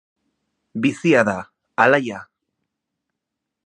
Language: Basque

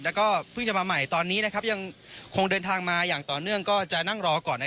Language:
Thai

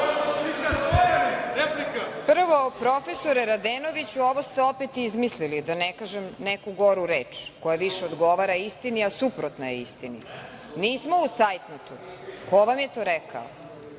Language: Serbian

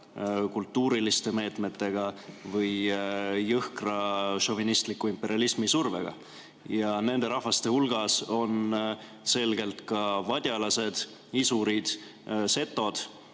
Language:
Estonian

